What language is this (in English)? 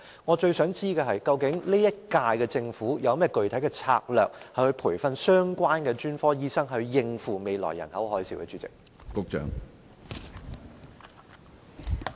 Cantonese